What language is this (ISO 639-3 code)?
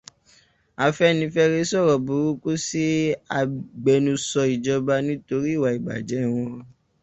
yor